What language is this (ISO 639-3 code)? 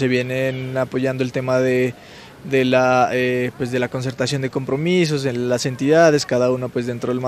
spa